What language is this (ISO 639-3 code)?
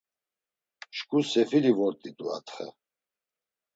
lzz